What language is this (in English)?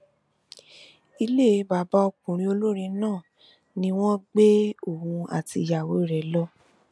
Yoruba